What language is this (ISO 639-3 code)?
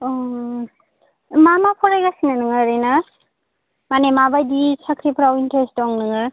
brx